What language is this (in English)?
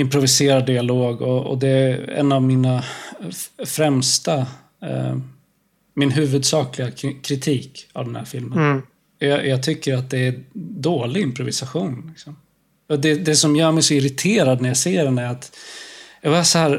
Swedish